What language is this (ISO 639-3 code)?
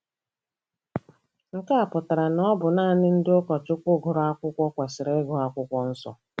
ibo